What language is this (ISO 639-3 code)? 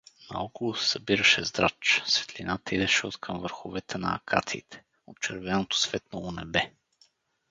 bul